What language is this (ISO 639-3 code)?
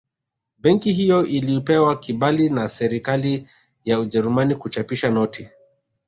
swa